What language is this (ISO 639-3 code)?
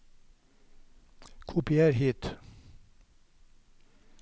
nor